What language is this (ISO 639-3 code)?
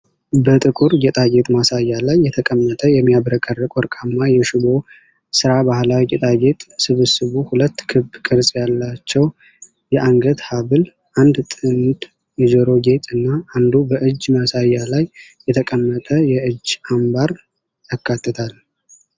amh